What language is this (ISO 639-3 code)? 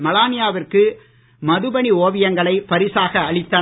tam